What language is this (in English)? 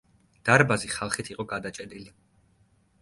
Georgian